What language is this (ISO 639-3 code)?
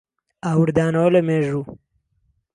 ckb